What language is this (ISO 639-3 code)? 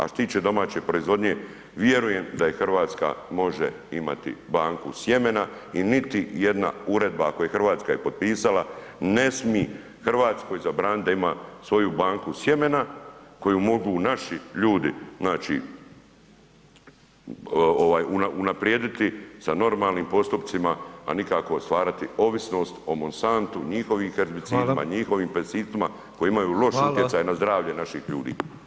hrv